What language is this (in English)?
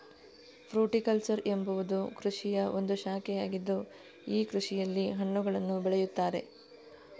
Kannada